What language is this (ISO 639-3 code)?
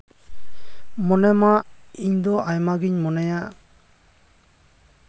sat